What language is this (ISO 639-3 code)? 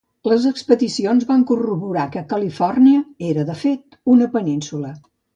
cat